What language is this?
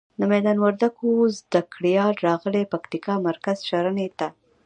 Pashto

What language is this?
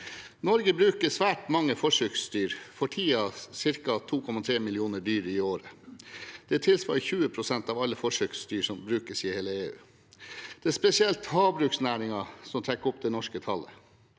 Norwegian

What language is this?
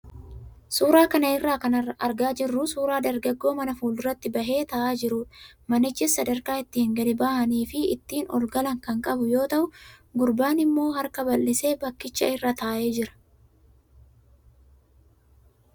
Oromo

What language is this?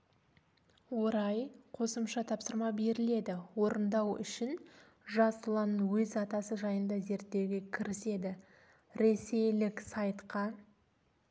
Kazakh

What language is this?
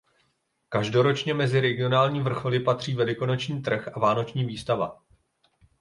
Czech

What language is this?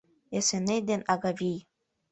Mari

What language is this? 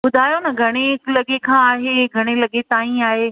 Sindhi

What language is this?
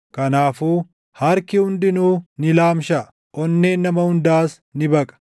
Oromo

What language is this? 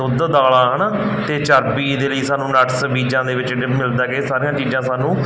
Punjabi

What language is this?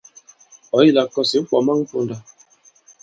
Bankon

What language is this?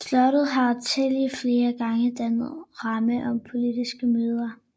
Danish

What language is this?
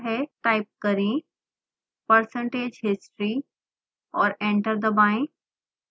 Hindi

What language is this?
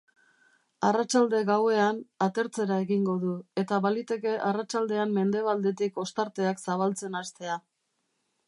Basque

